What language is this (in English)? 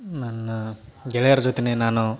Kannada